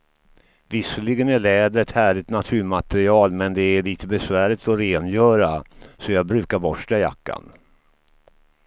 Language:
Swedish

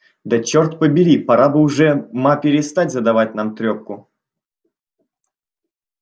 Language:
Russian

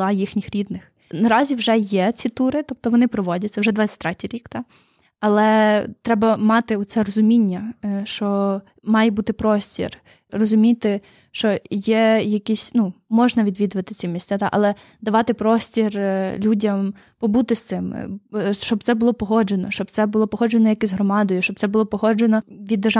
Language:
Ukrainian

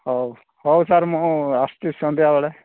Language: Odia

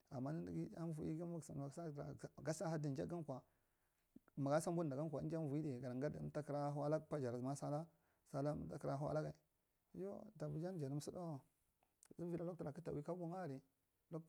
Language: Marghi Central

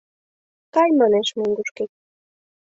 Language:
Mari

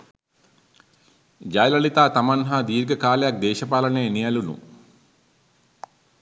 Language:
Sinhala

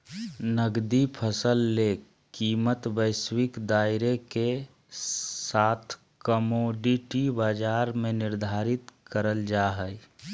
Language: Magahi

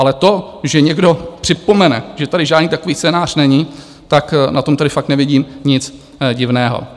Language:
Czech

